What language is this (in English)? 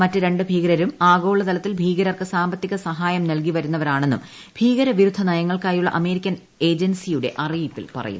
Malayalam